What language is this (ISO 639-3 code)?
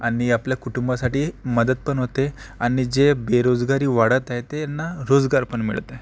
mar